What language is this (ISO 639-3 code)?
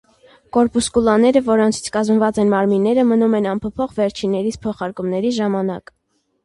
hye